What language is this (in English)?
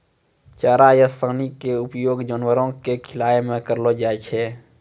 Maithili